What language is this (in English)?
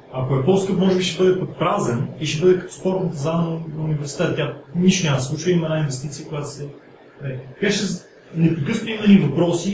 Bulgarian